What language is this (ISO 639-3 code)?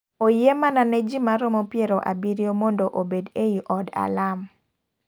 luo